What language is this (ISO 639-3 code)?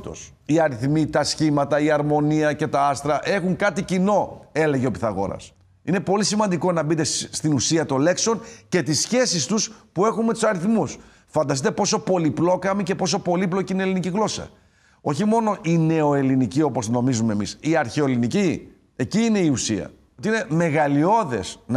ell